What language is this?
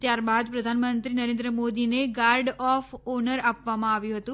Gujarati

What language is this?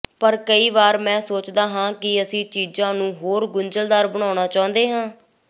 Punjabi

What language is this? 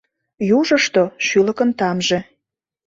Mari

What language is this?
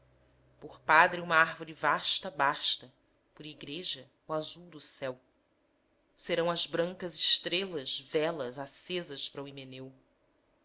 Portuguese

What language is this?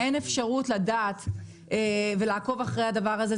Hebrew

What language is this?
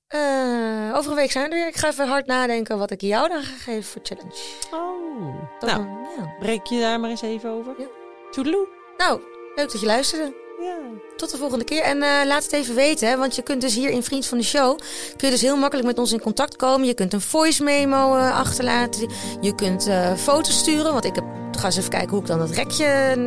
Dutch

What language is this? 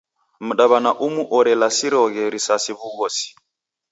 Taita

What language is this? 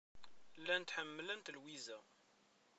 Kabyle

